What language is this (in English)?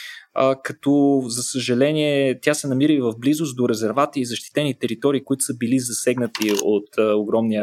Bulgarian